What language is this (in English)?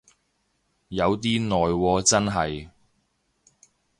Cantonese